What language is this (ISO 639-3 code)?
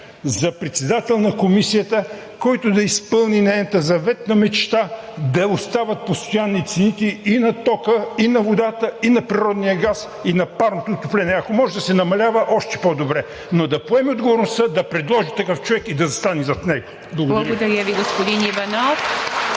bul